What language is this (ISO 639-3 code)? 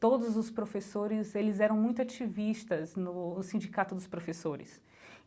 por